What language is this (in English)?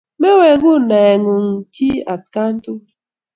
Kalenjin